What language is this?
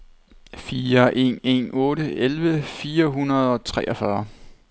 Danish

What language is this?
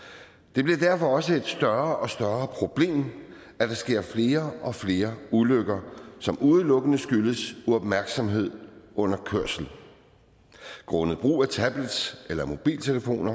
Danish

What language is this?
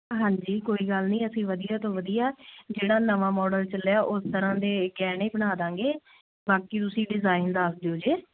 Punjabi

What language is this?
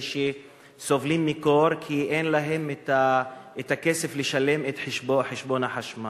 Hebrew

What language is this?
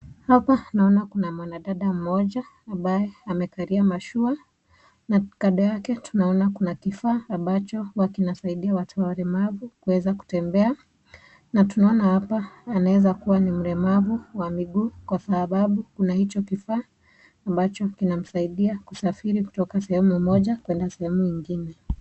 Swahili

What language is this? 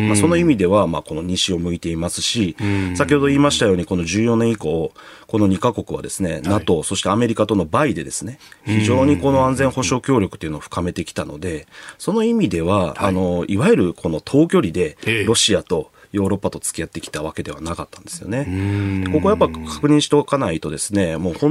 Japanese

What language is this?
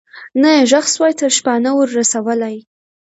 Pashto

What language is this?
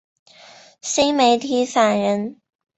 Chinese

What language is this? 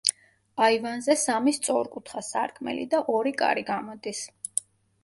Georgian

